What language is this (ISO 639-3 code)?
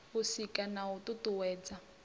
ven